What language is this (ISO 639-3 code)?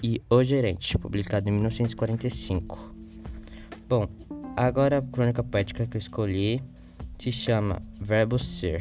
por